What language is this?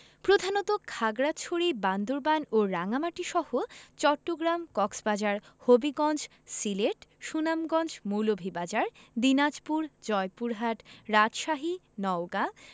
Bangla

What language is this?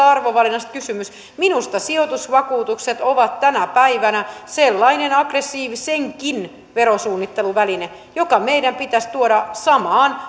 Finnish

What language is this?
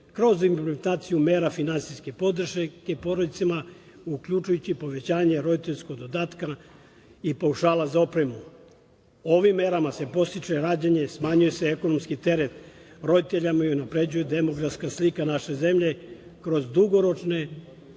Serbian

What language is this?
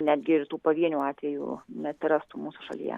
Lithuanian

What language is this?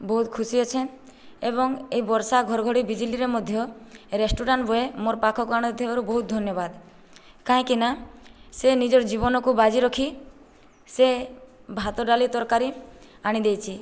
Odia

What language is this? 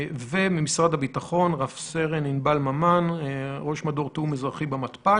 Hebrew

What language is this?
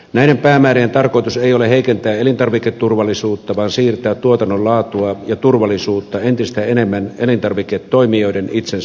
Finnish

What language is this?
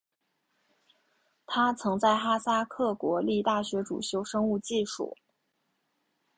Chinese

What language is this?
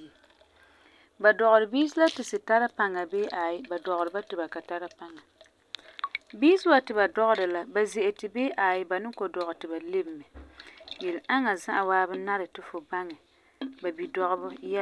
Frafra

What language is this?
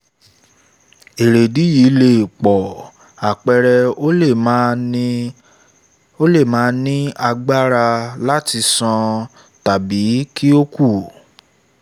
Yoruba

